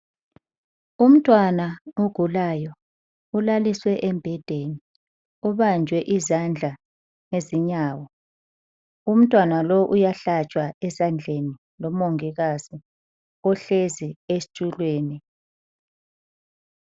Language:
North Ndebele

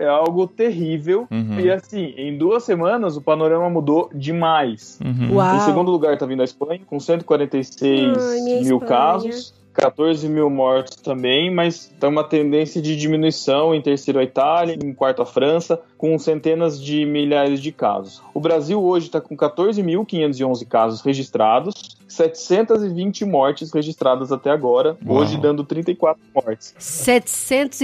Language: Portuguese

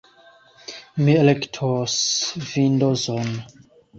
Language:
Esperanto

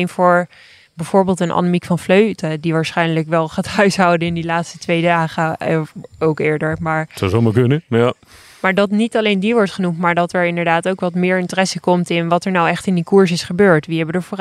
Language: Dutch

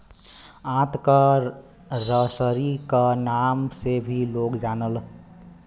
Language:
Bhojpuri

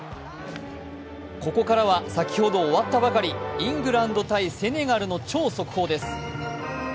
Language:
Japanese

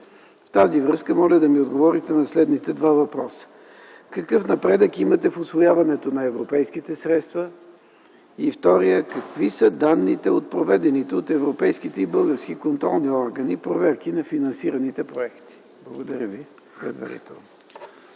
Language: Bulgarian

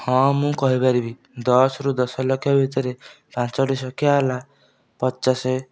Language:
Odia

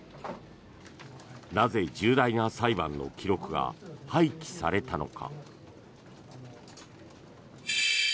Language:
Japanese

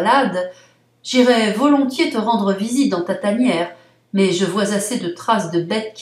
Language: French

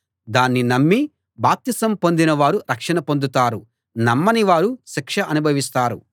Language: Telugu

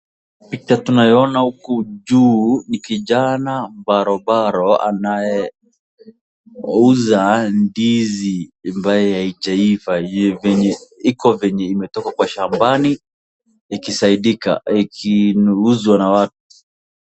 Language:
Swahili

